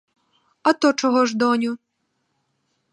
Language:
Ukrainian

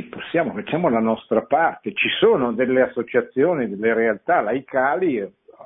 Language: Italian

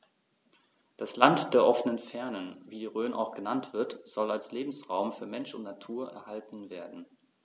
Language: German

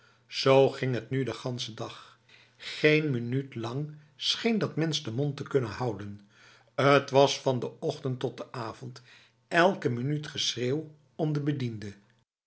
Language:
Dutch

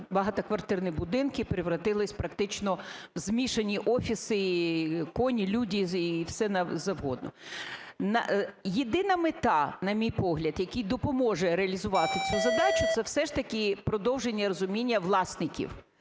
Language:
Ukrainian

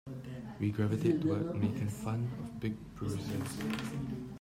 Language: English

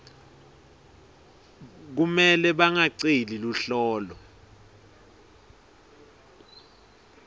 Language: Swati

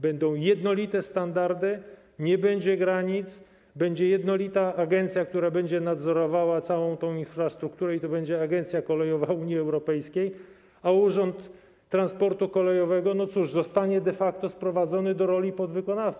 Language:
Polish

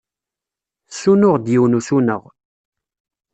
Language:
Kabyle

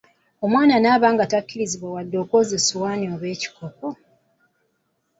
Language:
Ganda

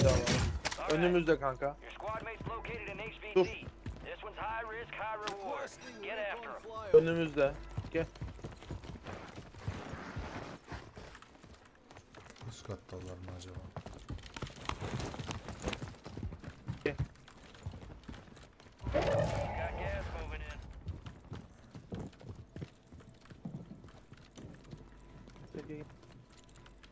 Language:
Turkish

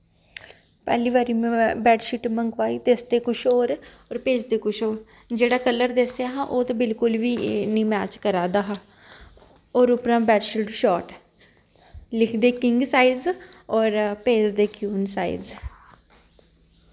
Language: Dogri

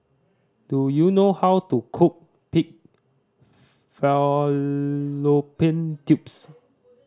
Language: English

